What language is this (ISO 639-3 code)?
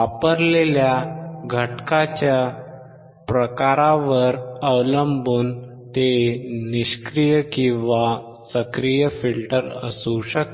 mar